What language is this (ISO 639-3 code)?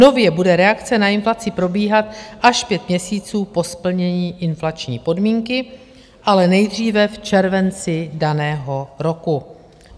ces